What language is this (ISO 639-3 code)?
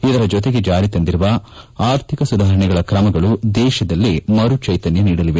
kan